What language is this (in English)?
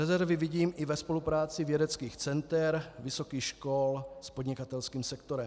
Czech